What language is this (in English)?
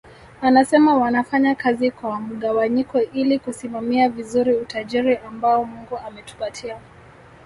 Swahili